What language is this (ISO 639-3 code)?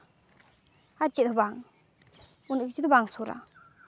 sat